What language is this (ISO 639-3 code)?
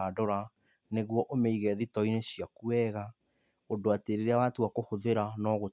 kik